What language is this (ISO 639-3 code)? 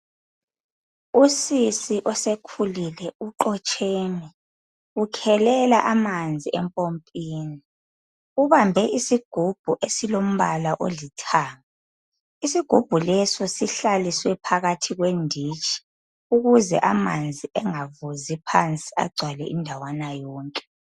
nde